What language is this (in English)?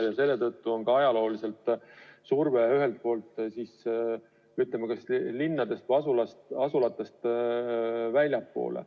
Estonian